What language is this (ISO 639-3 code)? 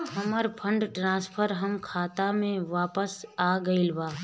bho